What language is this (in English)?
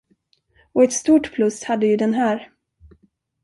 Swedish